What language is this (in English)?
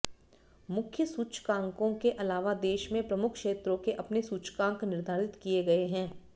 Hindi